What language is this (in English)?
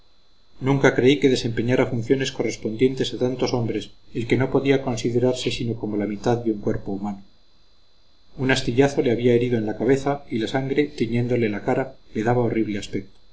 Spanish